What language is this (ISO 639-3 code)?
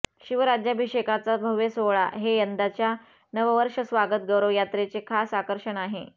mar